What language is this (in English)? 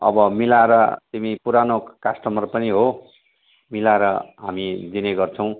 Nepali